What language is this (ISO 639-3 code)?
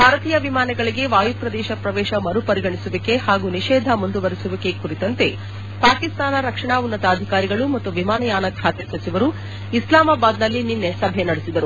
kan